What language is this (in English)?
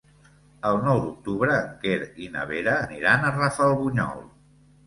Catalan